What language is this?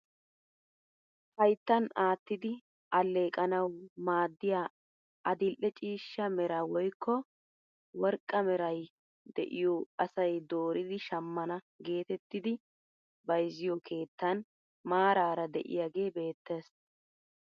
Wolaytta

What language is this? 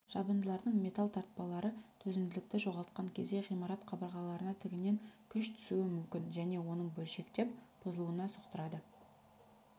Kazakh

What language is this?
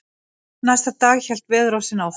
Icelandic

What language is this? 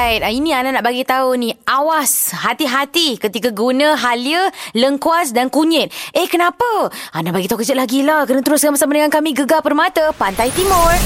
Malay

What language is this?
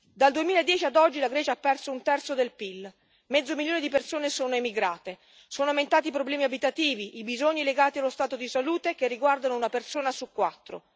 Italian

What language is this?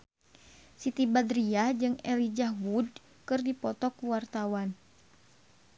Sundanese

